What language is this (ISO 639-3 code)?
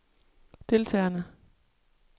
dan